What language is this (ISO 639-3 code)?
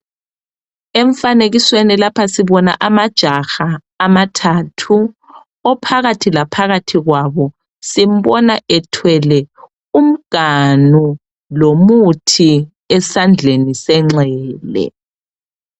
nde